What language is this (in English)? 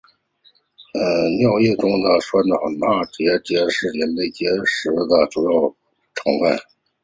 Chinese